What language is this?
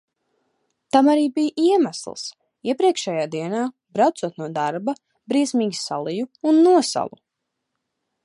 Latvian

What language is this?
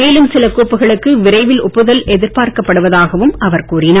Tamil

